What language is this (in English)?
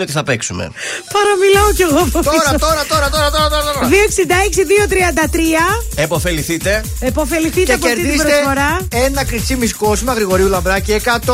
Greek